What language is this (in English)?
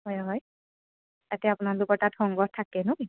Assamese